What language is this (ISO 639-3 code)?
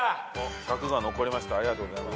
jpn